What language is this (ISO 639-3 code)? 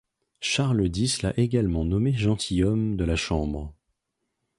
fra